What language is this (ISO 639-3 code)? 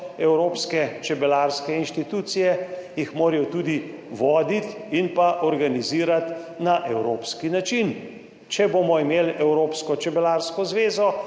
slv